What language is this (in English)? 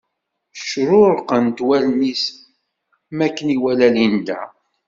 Kabyle